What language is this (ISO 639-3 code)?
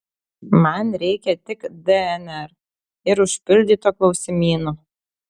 lit